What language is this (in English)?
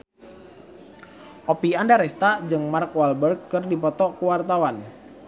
Sundanese